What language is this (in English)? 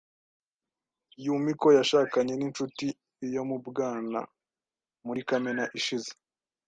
Kinyarwanda